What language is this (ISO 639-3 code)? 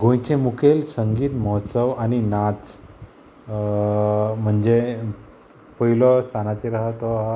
kok